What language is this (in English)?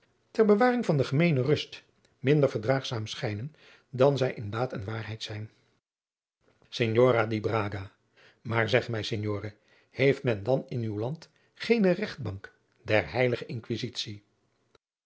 Dutch